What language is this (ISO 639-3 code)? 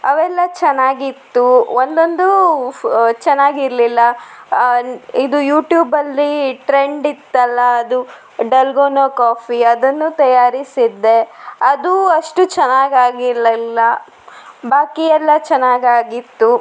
kan